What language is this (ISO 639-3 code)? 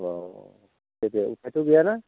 brx